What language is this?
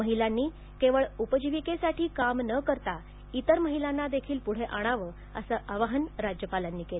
Marathi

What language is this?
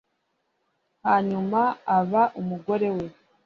Kinyarwanda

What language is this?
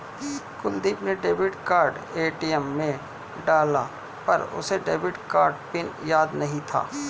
Hindi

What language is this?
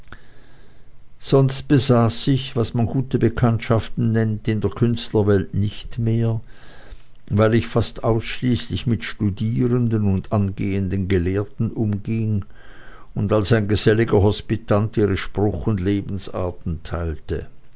German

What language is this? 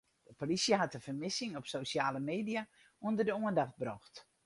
Western Frisian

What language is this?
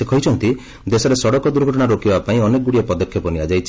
Odia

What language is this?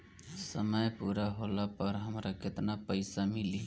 Bhojpuri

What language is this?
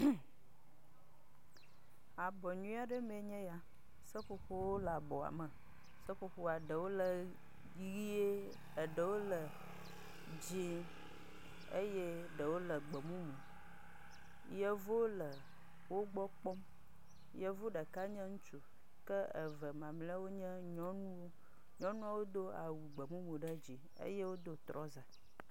Ewe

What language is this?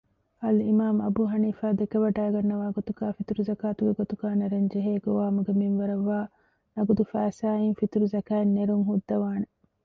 Divehi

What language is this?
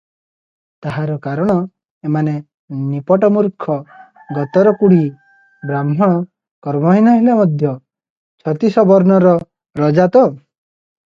Odia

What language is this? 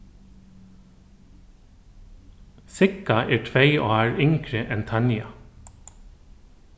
Faroese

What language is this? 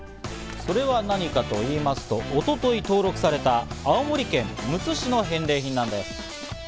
Japanese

